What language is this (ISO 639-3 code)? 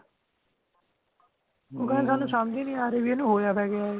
pan